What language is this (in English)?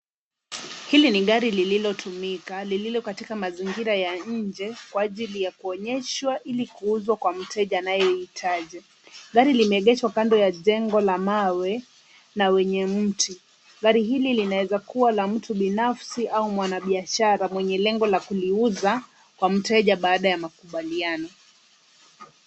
Swahili